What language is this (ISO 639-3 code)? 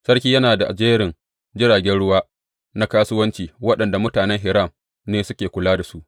hau